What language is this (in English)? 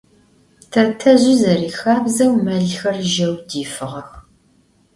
Adyghe